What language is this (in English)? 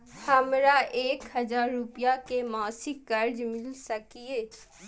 Maithili